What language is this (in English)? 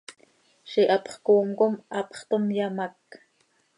Seri